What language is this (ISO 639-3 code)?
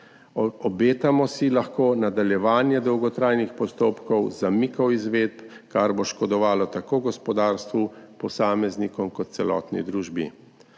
slv